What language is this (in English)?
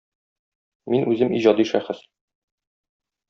Tatar